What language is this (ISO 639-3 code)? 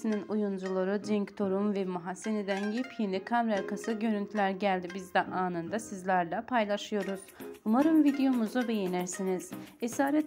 tur